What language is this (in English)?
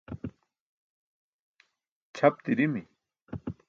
Burushaski